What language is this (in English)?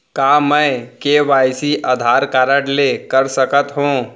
Chhattisgarhi